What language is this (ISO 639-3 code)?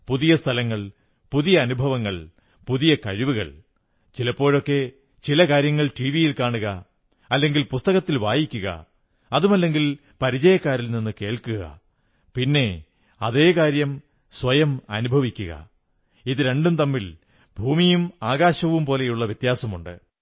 mal